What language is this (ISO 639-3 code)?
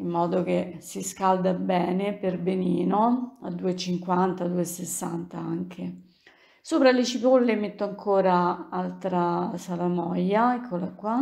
ita